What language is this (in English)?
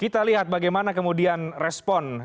Indonesian